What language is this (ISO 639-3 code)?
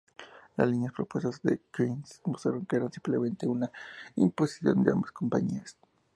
spa